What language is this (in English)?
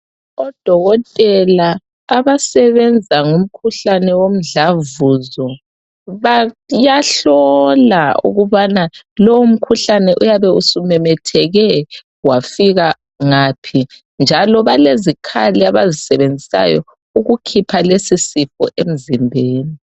North Ndebele